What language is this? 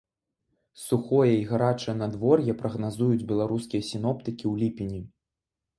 Belarusian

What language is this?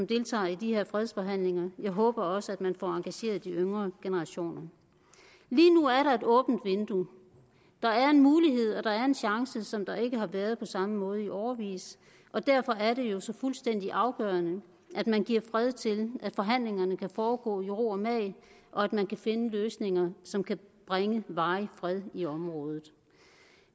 Danish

